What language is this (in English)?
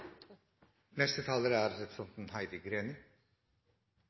Norwegian